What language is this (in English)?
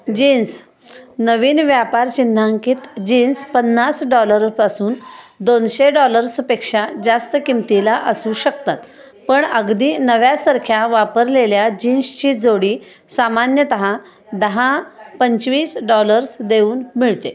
Marathi